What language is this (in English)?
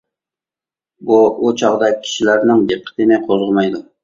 Uyghur